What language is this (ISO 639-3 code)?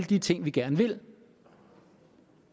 dan